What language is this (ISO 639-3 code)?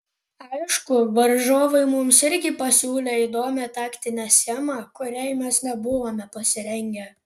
lit